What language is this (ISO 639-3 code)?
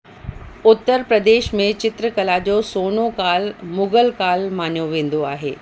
snd